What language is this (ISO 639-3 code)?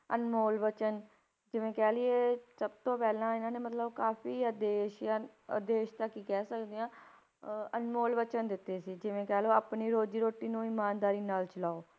pan